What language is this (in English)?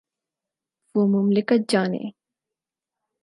Urdu